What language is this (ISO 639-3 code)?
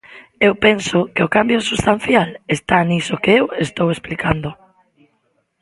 glg